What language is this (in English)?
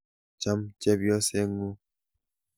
Kalenjin